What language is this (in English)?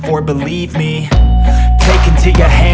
Indonesian